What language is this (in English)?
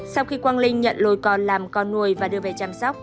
Vietnamese